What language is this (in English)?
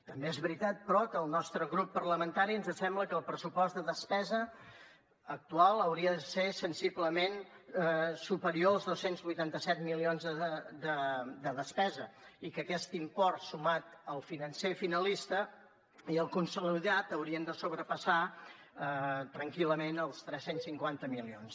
Catalan